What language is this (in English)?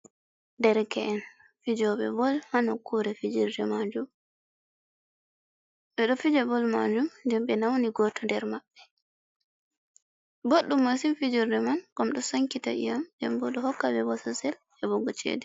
Fula